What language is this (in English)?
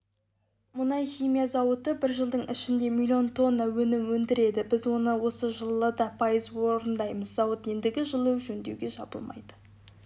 Kazakh